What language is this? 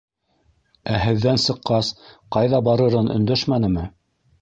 Bashkir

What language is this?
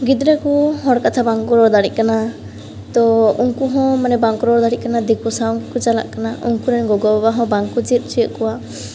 Santali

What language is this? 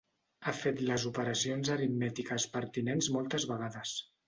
Catalan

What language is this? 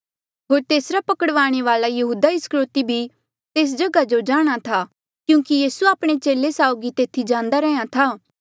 Mandeali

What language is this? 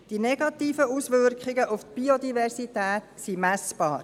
Swiss German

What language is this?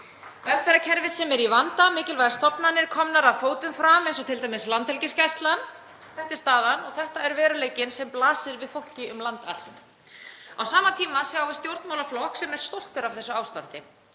Icelandic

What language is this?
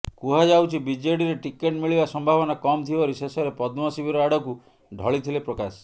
Odia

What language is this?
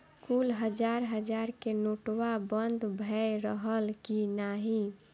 Bhojpuri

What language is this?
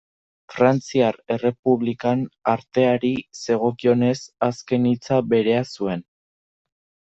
Basque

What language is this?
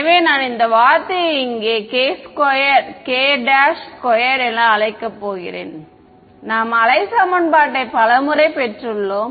Tamil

